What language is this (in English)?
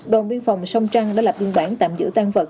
Vietnamese